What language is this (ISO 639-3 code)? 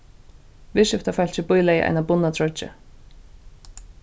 fao